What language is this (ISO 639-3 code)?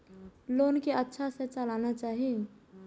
mai